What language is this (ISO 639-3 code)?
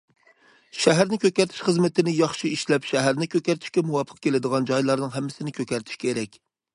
uig